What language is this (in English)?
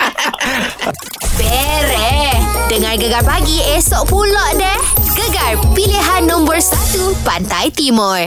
Malay